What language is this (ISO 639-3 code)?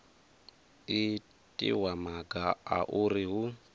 ven